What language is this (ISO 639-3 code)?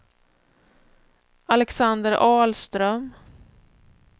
swe